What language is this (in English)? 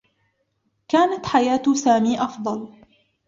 Arabic